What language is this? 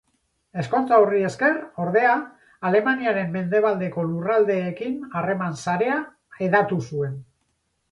Basque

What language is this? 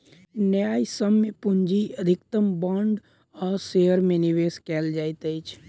Maithili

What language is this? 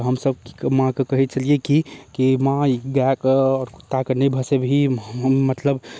Maithili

